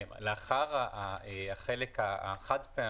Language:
Hebrew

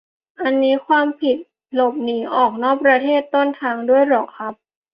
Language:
Thai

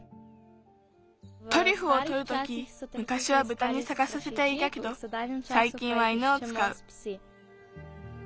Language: Japanese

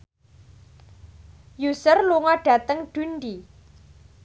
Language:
Javanese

